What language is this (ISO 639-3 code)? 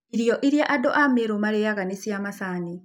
kik